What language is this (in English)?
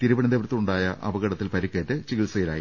Malayalam